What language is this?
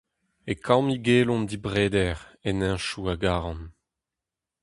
Breton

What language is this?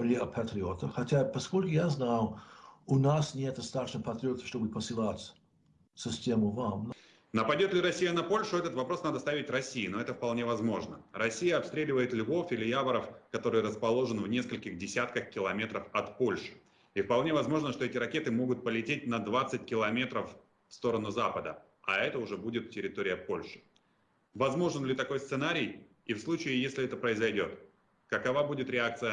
Russian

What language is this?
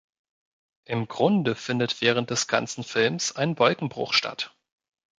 German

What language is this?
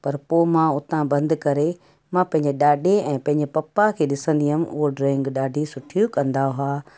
Sindhi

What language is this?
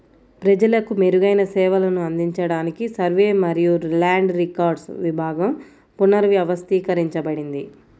Telugu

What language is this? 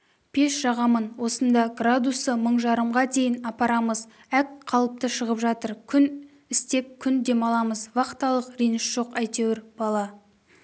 Kazakh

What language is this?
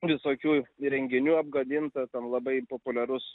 Lithuanian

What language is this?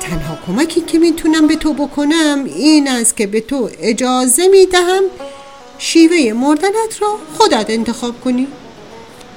Persian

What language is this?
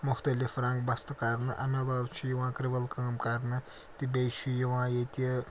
Kashmiri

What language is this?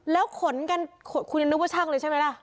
Thai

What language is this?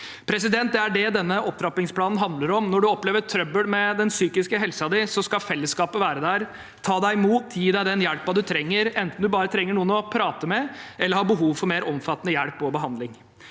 Norwegian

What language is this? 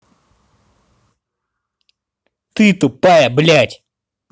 Russian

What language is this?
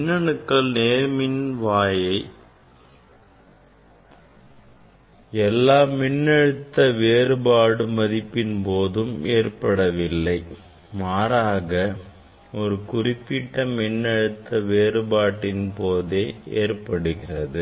Tamil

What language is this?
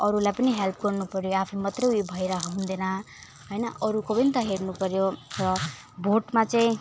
Nepali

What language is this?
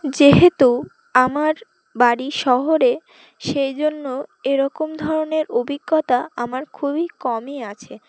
Bangla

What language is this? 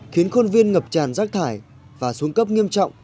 Vietnamese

